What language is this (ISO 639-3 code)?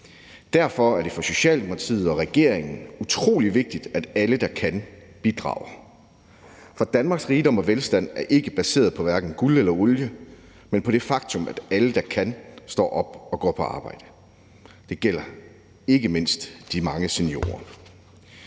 dan